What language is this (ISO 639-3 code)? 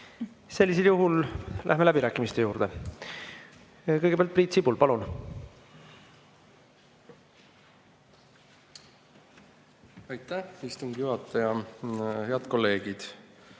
est